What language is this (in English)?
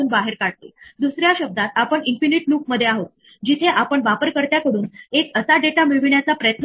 Marathi